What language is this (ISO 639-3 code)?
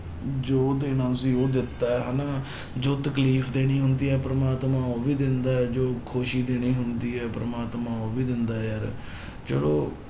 pan